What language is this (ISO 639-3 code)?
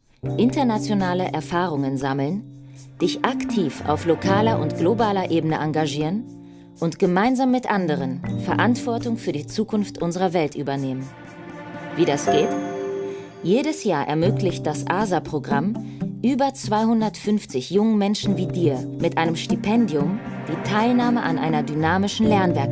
deu